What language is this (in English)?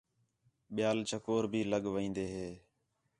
Khetrani